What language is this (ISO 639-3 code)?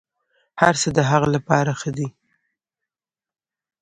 pus